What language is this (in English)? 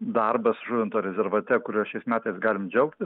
Lithuanian